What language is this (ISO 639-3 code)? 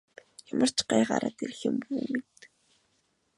mon